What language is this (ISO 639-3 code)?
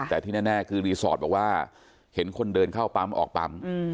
tha